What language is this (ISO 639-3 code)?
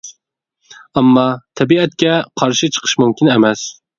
uig